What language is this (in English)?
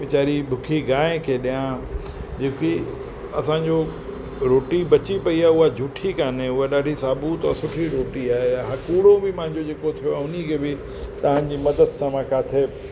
Sindhi